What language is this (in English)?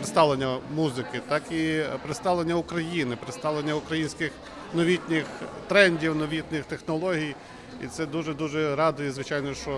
Ukrainian